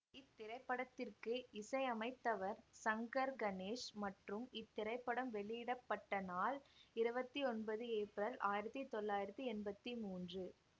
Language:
Tamil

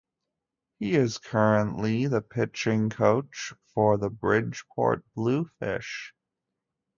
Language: English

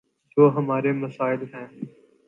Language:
Urdu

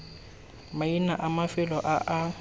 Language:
Tswana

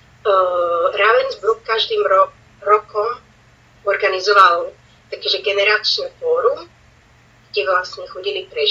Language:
Slovak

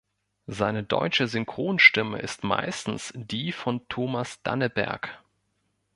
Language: German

